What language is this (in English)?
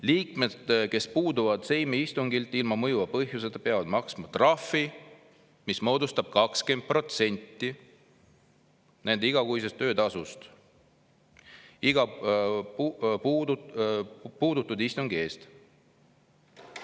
Estonian